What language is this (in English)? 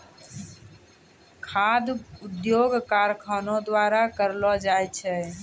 Maithili